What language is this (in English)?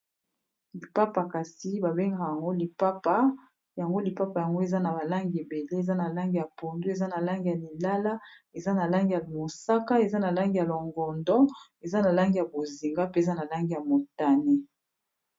Lingala